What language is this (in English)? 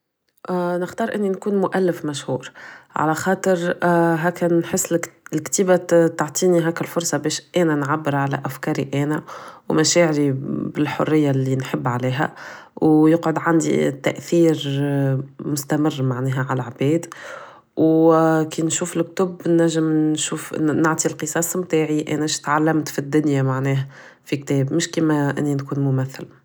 Tunisian Arabic